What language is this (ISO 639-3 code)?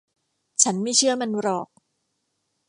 tha